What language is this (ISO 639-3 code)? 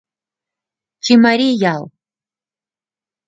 chm